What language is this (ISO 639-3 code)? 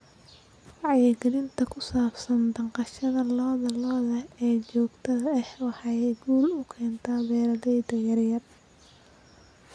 som